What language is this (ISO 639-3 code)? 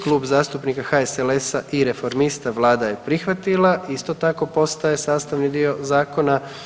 hrv